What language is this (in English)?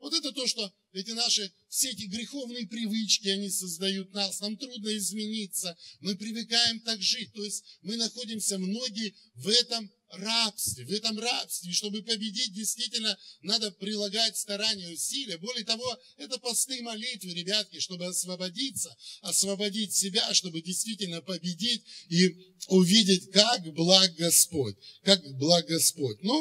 Russian